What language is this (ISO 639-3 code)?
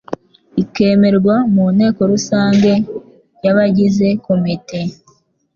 kin